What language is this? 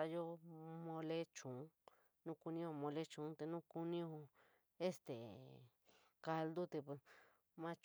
San Miguel El Grande Mixtec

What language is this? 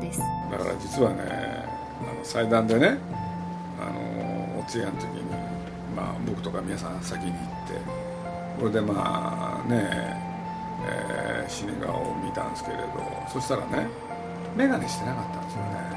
Japanese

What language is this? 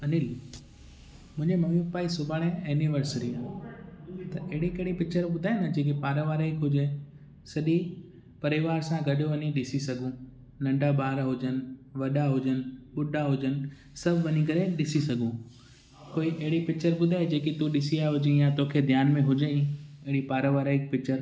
Sindhi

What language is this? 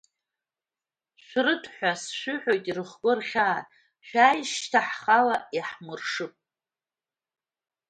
Abkhazian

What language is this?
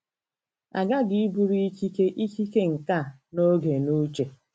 Igbo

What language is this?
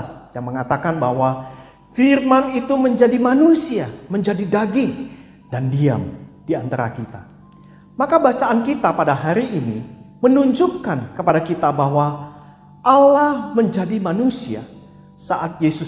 Indonesian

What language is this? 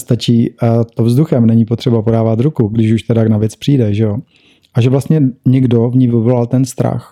Czech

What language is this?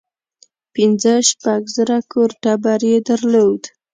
Pashto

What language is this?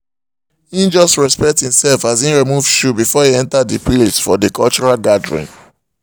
Nigerian Pidgin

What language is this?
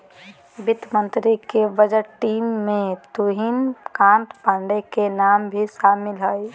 Magahi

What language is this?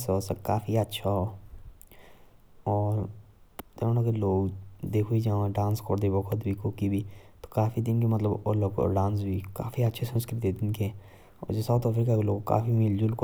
Jaunsari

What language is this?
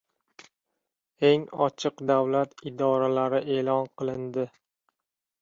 Uzbek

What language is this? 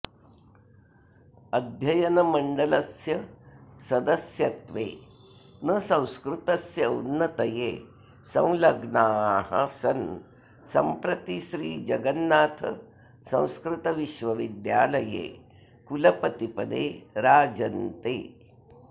Sanskrit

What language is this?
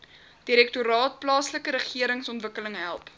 Afrikaans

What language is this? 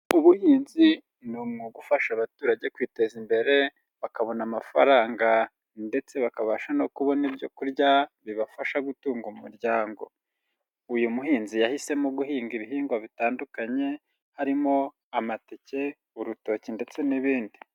Kinyarwanda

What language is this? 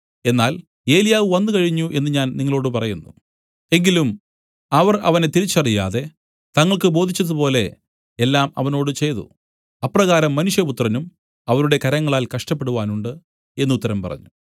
Malayalam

